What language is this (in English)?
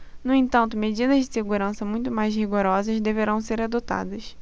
Portuguese